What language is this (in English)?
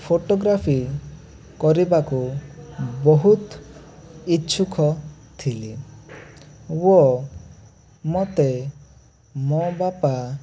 Odia